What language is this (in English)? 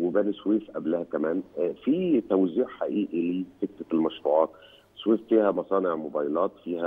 Arabic